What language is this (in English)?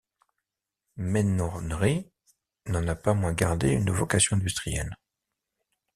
French